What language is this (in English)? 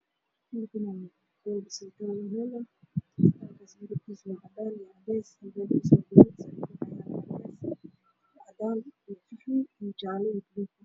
Somali